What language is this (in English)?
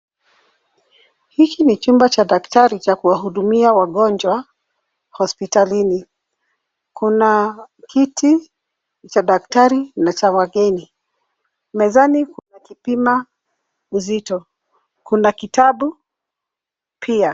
Swahili